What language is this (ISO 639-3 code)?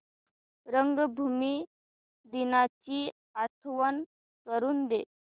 mar